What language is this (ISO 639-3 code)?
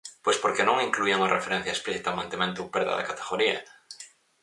glg